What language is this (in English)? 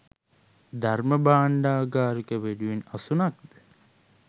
Sinhala